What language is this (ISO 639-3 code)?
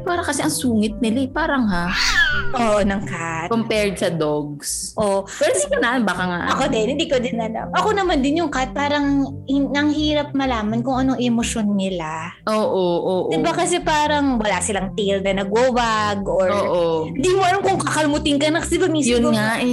fil